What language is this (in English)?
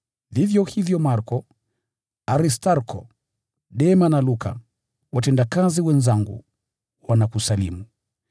Swahili